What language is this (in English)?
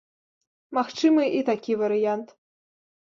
Belarusian